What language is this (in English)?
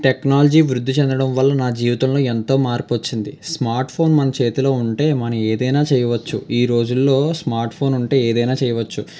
Telugu